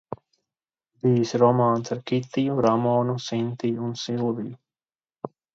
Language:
Latvian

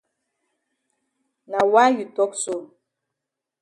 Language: Cameroon Pidgin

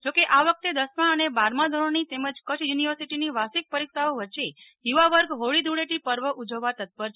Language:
Gujarati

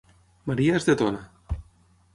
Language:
Catalan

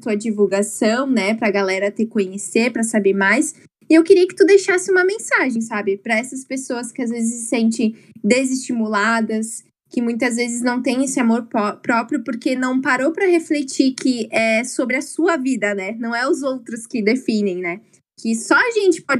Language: Portuguese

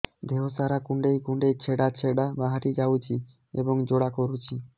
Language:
Odia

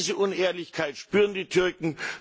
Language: German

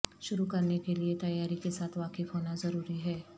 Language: Urdu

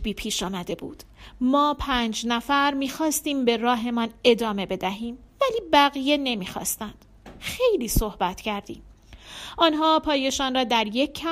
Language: Persian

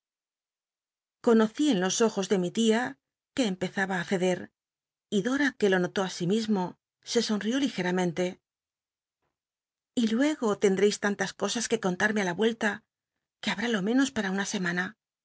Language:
Spanish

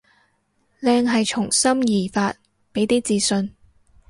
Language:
Cantonese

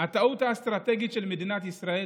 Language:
Hebrew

